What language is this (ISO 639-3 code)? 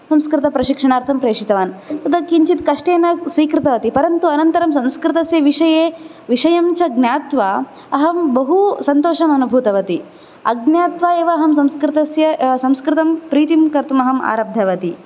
san